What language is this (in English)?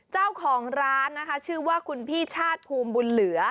Thai